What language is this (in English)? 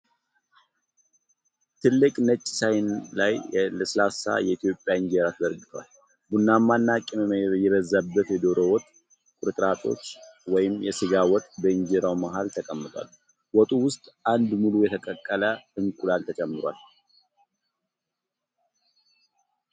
Amharic